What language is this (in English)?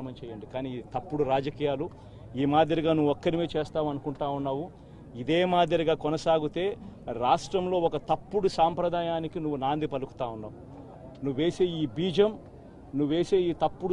Telugu